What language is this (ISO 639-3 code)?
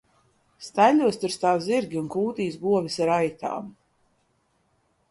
lav